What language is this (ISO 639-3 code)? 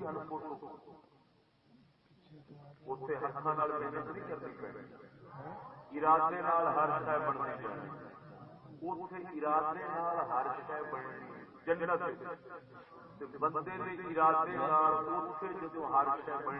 urd